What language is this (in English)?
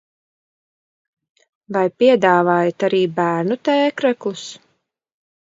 Latvian